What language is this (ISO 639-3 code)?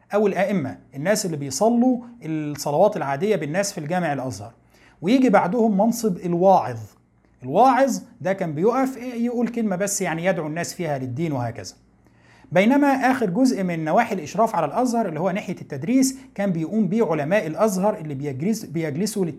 ara